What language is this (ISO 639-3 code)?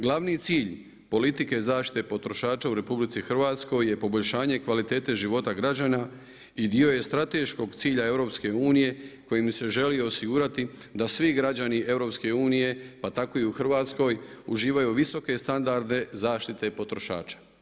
hrv